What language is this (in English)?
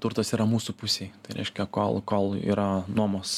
Lithuanian